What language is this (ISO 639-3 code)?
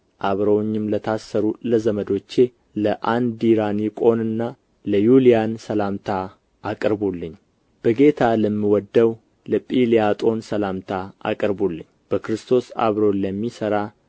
amh